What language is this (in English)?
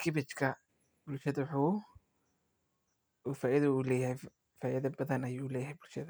Somali